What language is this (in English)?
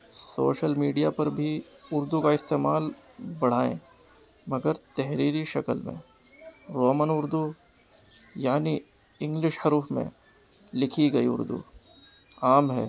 Urdu